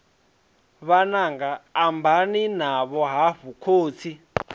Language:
Venda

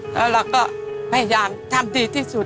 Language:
Thai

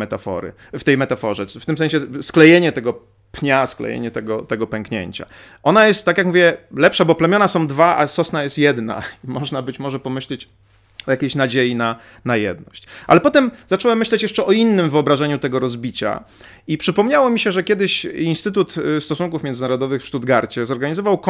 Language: Polish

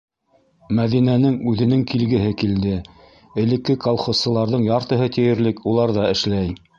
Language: Bashkir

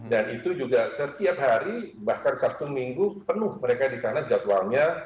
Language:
Indonesian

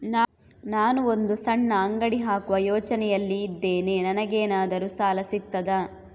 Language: Kannada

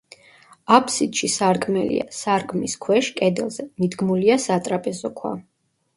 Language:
Georgian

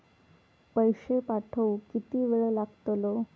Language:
Marathi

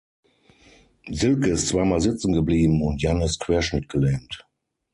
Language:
German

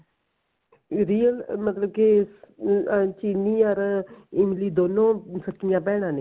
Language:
Punjabi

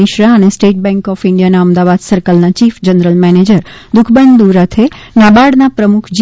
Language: Gujarati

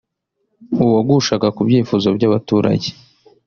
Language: Kinyarwanda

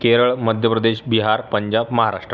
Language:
Marathi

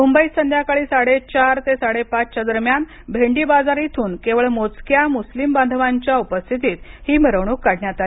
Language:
Marathi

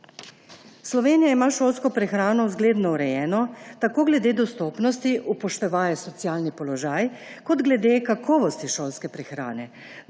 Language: Slovenian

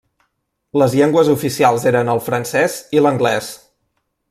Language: Catalan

